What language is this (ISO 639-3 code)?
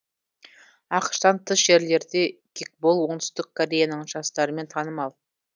kaz